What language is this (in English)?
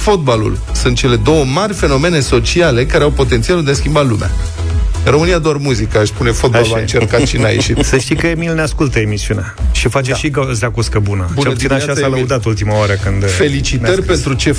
Romanian